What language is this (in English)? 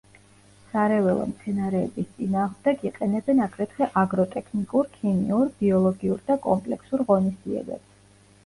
Georgian